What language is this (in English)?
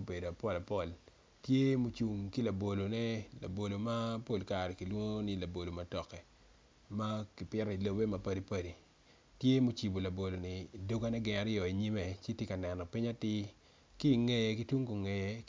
Acoli